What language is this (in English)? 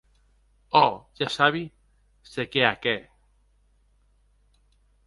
Occitan